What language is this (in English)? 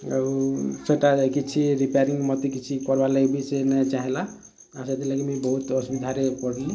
Odia